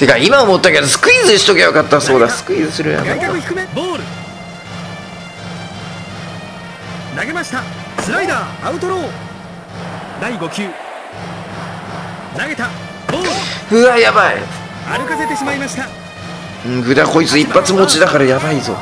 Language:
Japanese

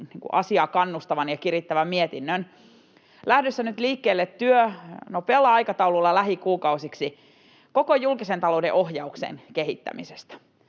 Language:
Finnish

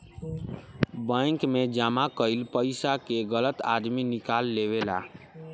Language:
Bhojpuri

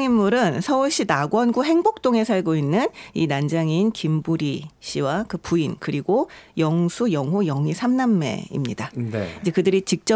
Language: Korean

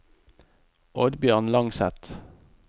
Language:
Norwegian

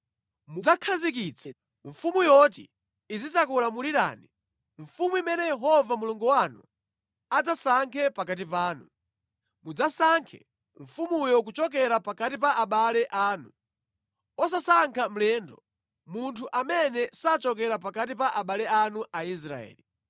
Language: Nyanja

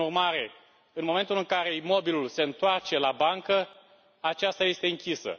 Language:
Romanian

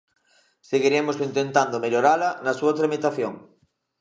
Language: Galician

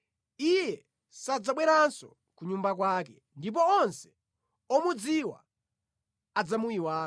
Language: Nyanja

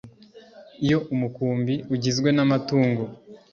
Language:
Kinyarwanda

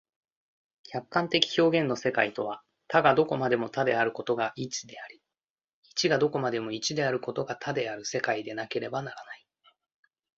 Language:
Japanese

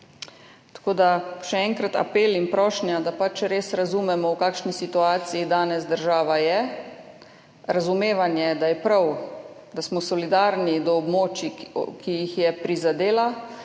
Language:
Slovenian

